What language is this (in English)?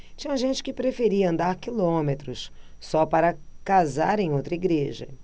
Portuguese